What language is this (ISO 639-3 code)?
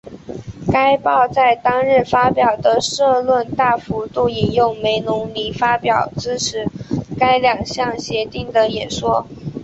zho